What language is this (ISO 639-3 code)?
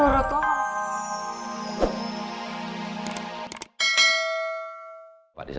ind